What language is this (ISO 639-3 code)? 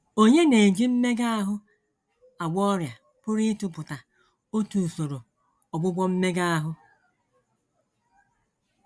ibo